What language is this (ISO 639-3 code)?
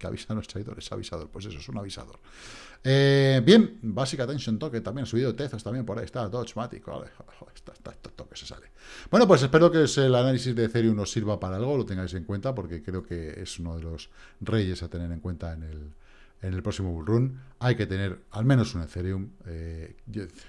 spa